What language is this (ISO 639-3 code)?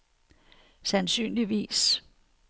dan